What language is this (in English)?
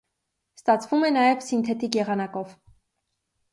Armenian